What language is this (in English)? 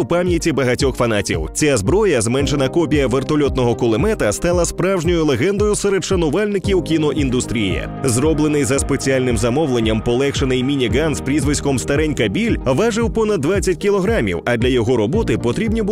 Ukrainian